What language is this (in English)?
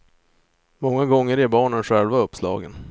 Swedish